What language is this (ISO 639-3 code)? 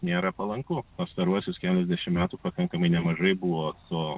lit